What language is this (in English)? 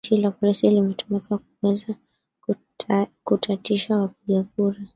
Swahili